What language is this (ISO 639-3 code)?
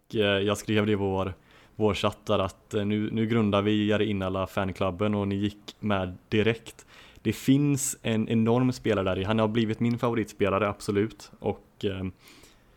swe